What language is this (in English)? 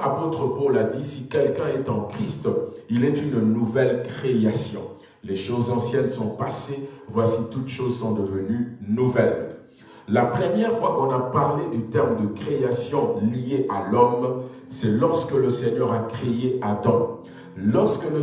French